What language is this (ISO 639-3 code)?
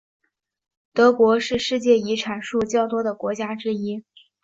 zho